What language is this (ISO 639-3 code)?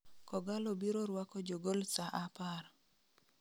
luo